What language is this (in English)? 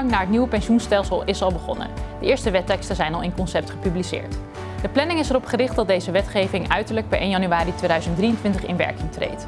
Dutch